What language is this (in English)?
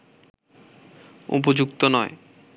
Bangla